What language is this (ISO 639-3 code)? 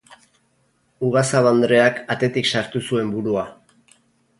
eus